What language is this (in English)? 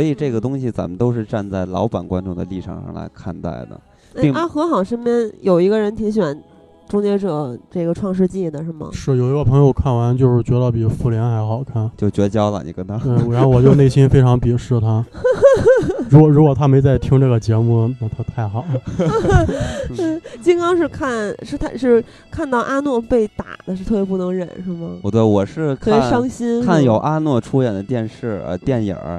Chinese